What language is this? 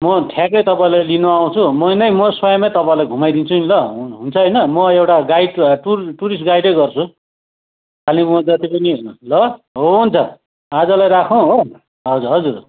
Nepali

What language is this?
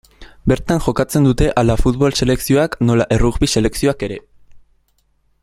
Basque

